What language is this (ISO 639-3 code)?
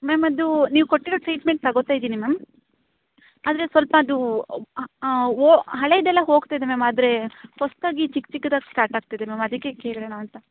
kan